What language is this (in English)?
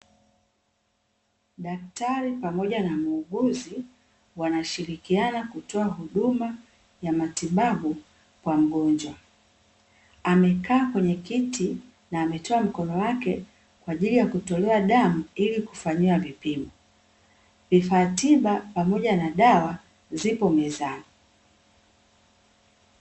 Swahili